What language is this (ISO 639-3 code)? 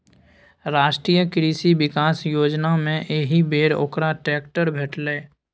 mai